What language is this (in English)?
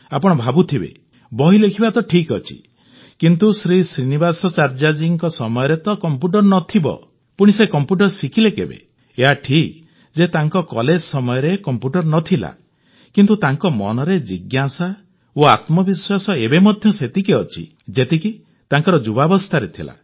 Odia